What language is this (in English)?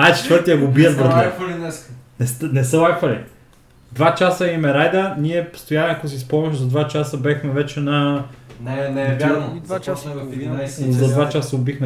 Bulgarian